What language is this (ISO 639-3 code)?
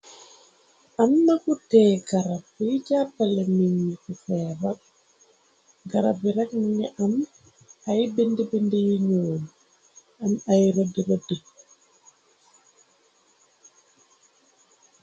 wol